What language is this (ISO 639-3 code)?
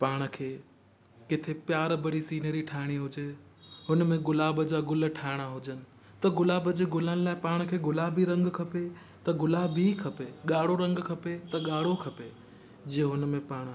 snd